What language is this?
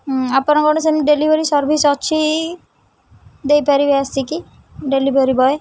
Odia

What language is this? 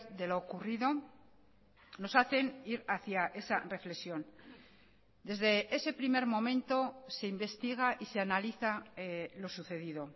Spanish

